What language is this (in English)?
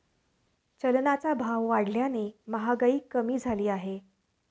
Marathi